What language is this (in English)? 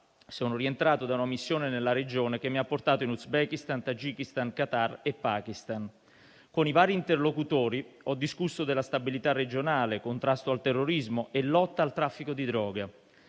Italian